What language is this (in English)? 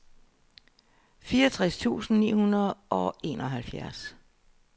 Danish